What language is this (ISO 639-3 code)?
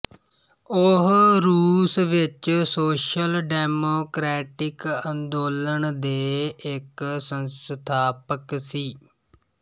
pan